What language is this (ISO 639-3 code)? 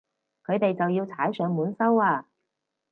yue